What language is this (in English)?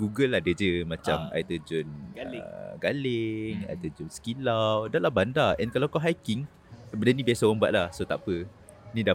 Malay